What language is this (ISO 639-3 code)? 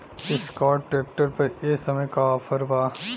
bho